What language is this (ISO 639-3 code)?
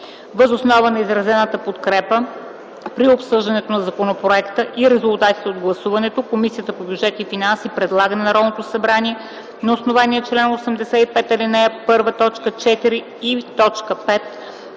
bul